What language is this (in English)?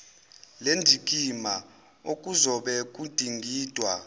Zulu